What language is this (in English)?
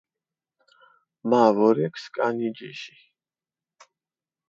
Mingrelian